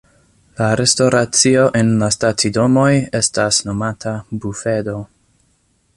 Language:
Esperanto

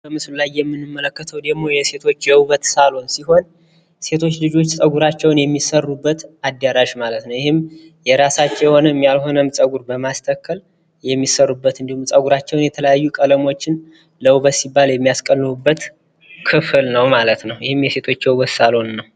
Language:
Amharic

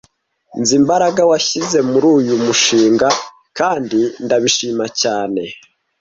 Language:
Kinyarwanda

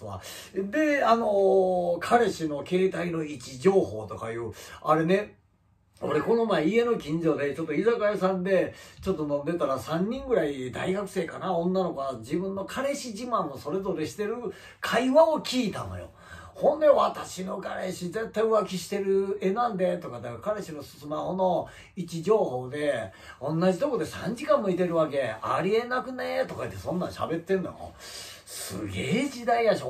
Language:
Japanese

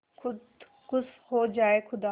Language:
Hindi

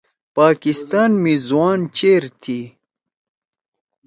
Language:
Torwali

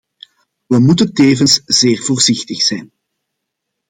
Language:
Dutch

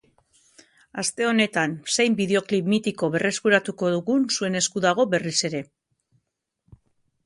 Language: Basque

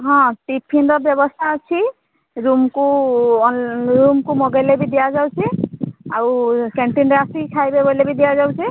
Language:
Odia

